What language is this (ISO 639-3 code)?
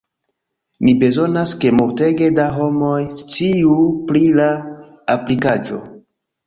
epo